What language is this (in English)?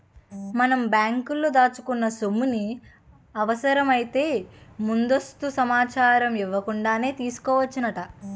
Telugu